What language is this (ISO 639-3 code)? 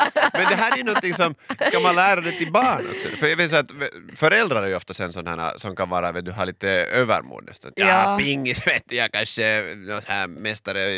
swe